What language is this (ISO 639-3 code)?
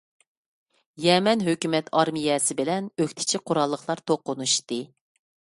uig